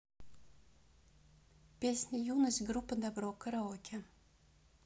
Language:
Russian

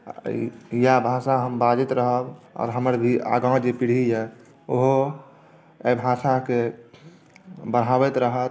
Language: Maithili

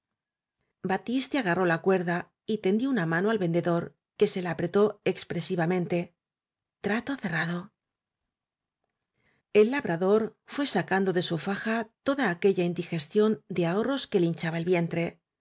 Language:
Spanish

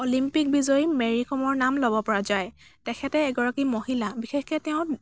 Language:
Assamese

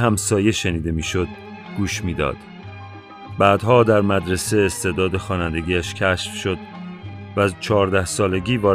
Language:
Persian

